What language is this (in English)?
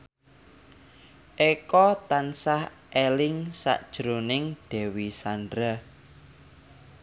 Javanese